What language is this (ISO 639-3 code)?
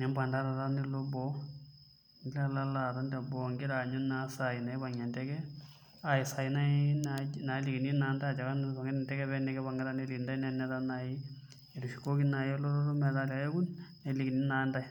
mas